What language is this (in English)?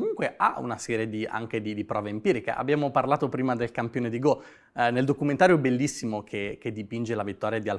Italian